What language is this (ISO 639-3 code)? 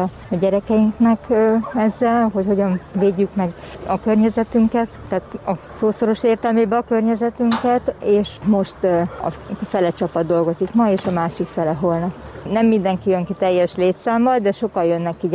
hun